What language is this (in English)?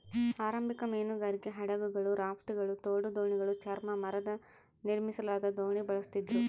Kannada